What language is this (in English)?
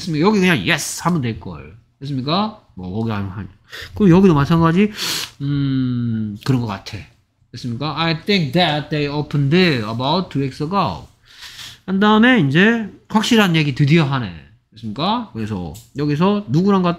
Korean